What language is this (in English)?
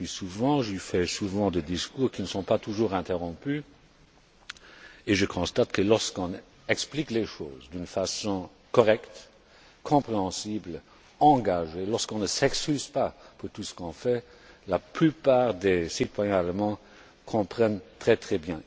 French